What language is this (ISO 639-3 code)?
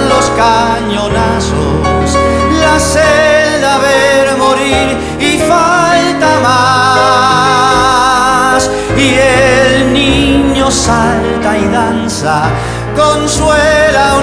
spa